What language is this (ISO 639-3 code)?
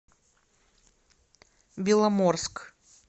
rus